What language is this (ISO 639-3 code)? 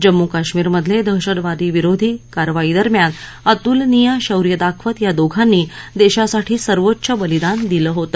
mar